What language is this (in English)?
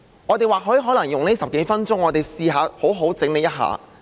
Cantonese